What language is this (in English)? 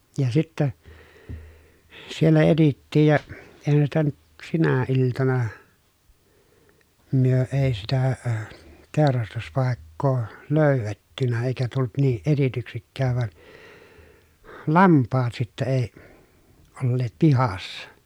Finnish